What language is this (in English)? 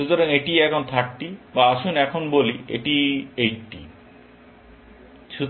Bangla